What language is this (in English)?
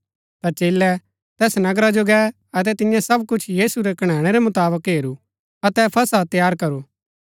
Gaddi